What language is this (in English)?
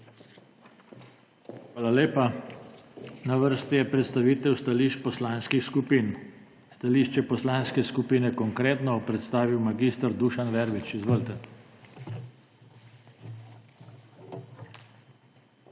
Slovenian